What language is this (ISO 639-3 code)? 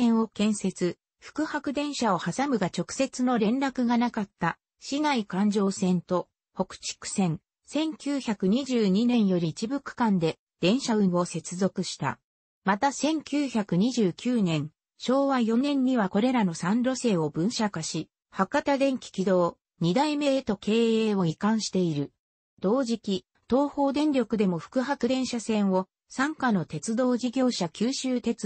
jpn